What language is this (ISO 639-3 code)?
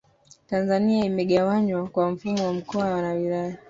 swa